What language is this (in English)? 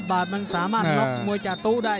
Thai